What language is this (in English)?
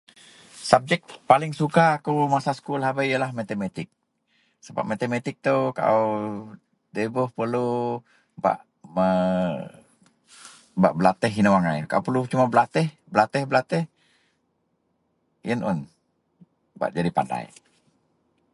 Central Melanau